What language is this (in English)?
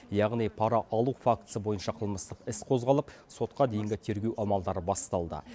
Kazakh